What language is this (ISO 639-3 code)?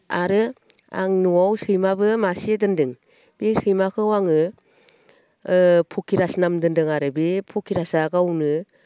brx